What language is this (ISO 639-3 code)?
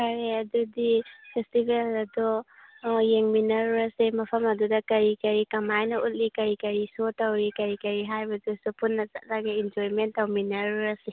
mni